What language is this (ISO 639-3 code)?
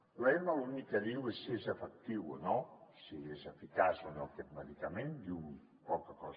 cat